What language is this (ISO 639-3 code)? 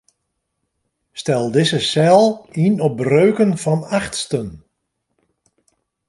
fry